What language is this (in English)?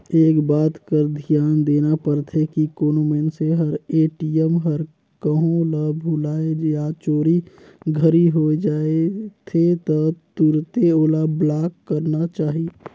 Chhattisgarhi